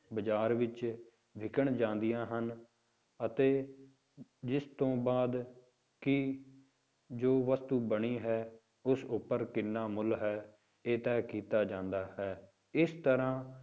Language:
Punjabi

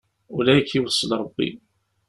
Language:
Kabyle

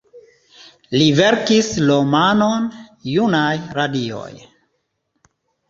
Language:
Esperanto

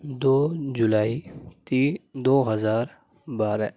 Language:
Urdu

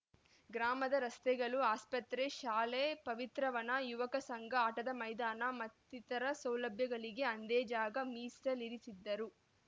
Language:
Kannada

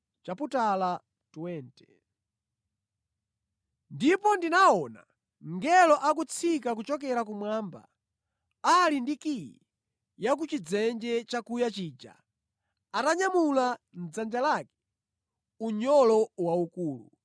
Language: Nyanja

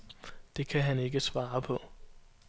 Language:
Danish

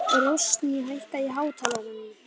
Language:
Icelandic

